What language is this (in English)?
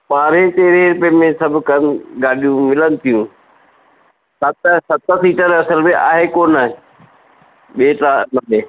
Sindhi